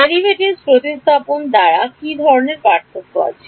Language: Bangla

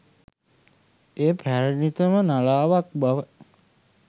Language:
Sinhala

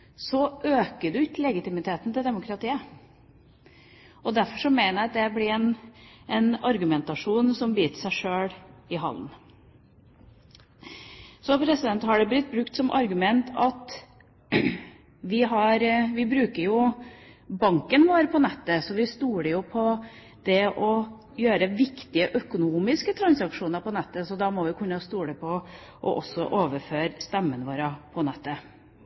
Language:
Norwegian Bokmål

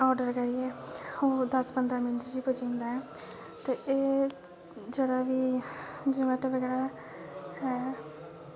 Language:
Dogri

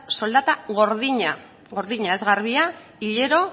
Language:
Basque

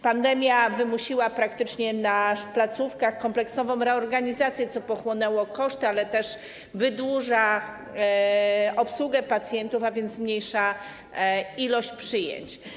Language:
Polish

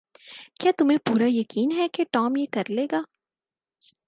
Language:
Urdu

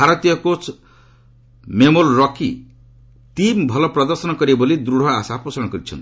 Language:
Odia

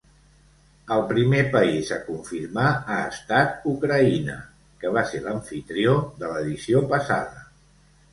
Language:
Catalan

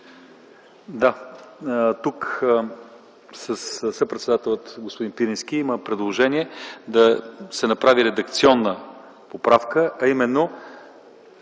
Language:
Bulgarian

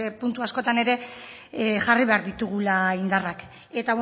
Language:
Basque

